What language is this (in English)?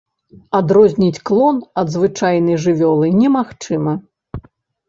Belarusian